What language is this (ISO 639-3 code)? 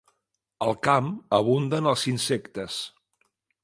cat